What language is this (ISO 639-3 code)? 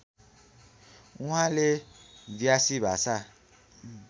nep